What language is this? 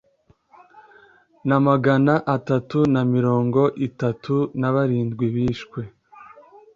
Kinyarwanda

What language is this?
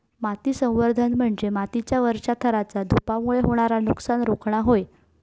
Marathi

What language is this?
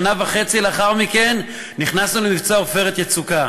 Hebrew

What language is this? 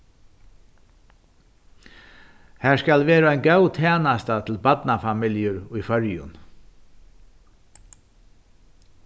Faroese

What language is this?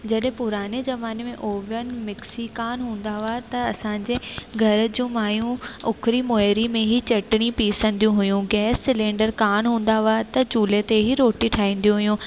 Sindhi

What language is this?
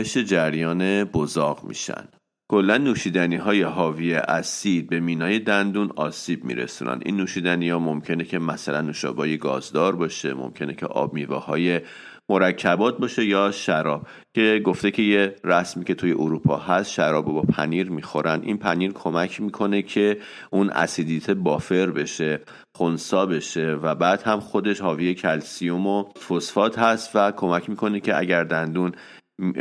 Persian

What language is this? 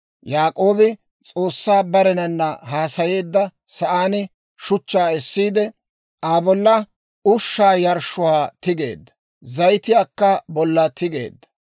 Dawro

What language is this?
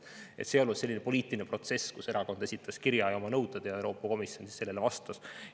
Estonian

